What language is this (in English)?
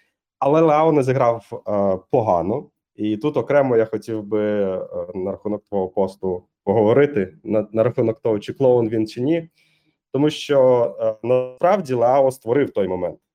Ukrainian